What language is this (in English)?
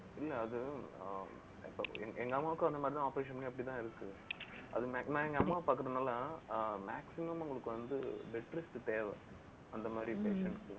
Tamil